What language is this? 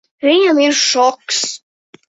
Latvian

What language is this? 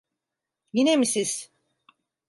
Turkish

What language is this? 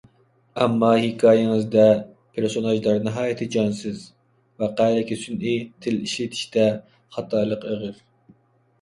Uyghur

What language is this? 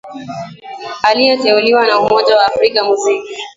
Swahili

